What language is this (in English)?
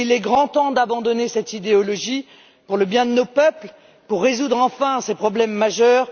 French